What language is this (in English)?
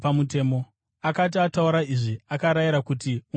Shona